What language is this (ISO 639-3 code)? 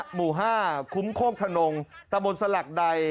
tha